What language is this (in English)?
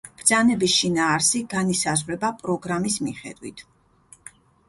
Georgian